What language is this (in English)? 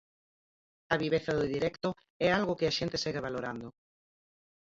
Galician